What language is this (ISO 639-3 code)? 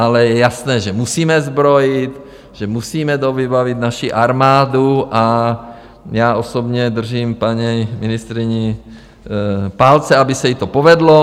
ces